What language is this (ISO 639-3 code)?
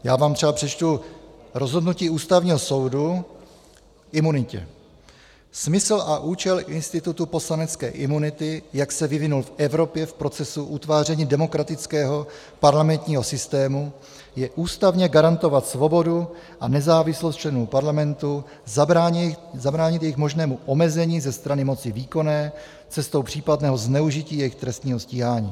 ces